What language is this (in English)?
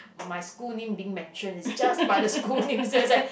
English